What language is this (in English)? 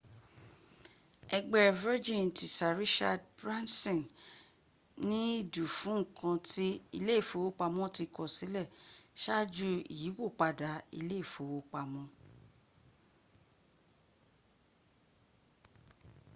Yoruba